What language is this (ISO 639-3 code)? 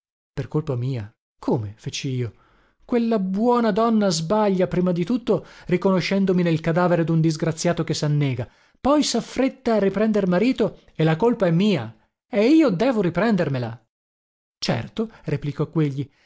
ita